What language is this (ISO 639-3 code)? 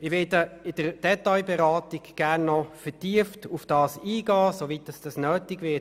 gsw